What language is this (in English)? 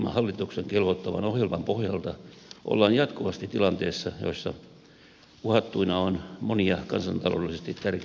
Finnish